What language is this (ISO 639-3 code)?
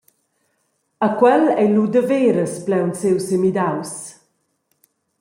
roh